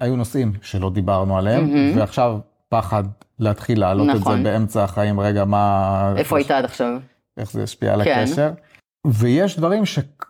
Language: Hebrew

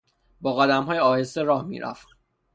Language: Persian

